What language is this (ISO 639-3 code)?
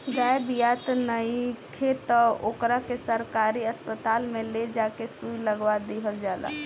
bho